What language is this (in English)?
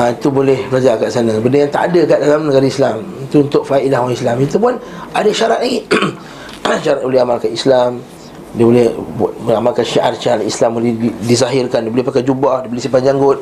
Malay